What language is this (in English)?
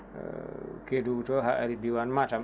Fula